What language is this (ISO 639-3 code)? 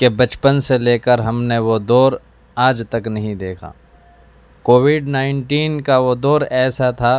urd